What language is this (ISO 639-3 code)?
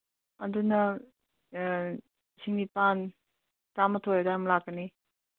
mni